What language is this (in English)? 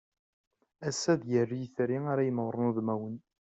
Kabyle